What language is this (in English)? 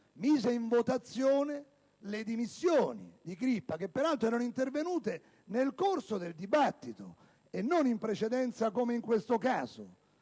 Italian